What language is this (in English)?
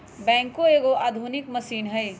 Magahi